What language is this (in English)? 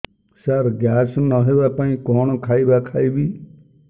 Odia